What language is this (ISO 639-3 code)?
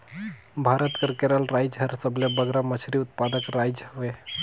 hne